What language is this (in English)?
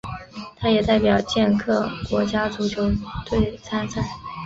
Chinese